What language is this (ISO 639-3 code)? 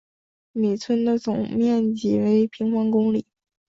zho